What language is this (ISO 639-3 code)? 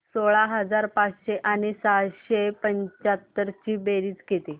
mar